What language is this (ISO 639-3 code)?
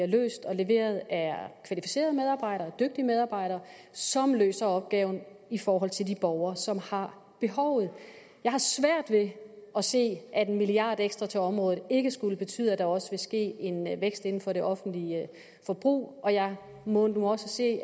dan